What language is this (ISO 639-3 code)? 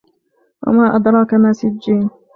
ara